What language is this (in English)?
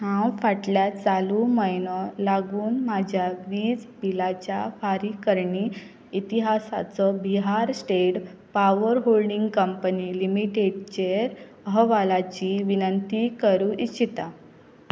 Konkani